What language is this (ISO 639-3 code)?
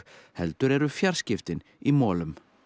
isl